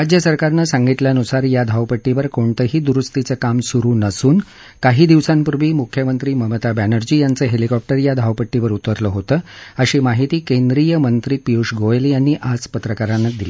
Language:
Marathi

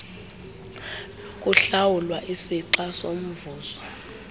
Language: Xhosa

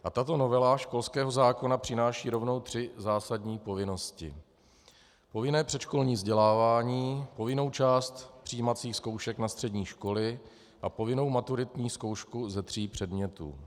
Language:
Czech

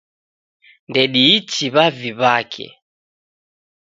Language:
Taita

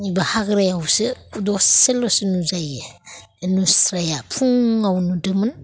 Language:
Bodo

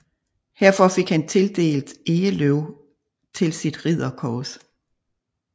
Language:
Danish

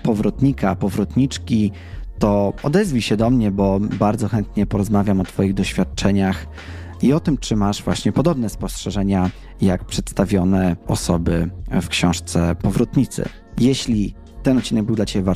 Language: Polish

